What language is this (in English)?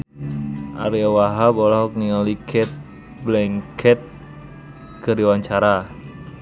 Sundanese